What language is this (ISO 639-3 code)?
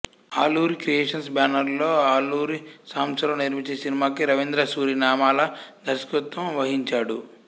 tel